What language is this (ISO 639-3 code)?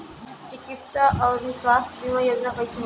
bho